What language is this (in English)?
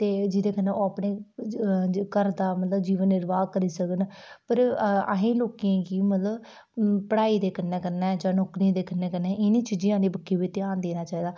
Dogri